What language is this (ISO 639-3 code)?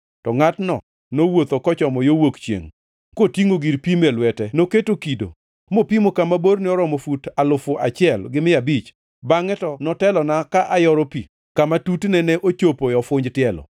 luo